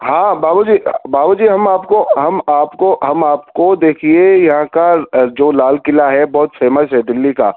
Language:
Urdu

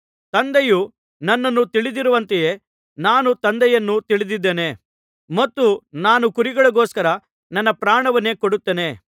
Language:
Kannada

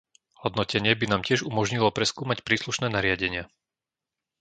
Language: Slovak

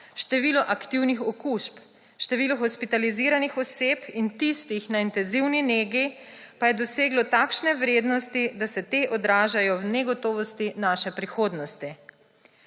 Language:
Slovenian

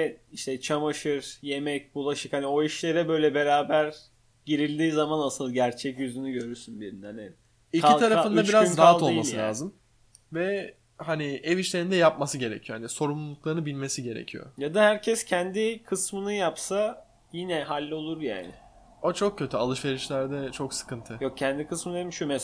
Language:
Turkish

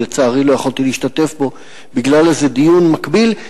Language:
Hebrew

